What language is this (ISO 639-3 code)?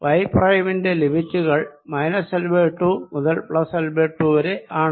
mal